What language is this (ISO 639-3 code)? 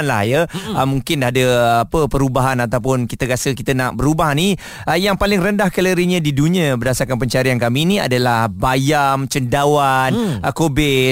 msa